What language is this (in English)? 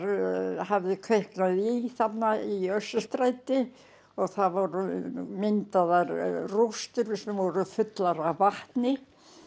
Icelandic